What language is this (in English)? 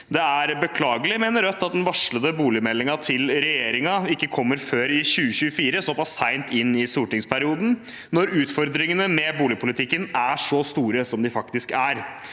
Norwegian